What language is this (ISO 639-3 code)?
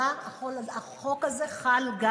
heb